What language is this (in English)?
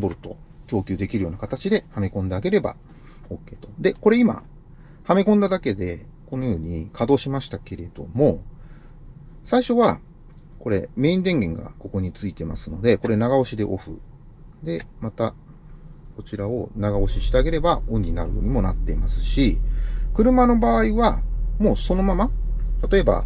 Japanese